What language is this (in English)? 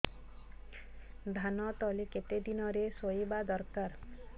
Odia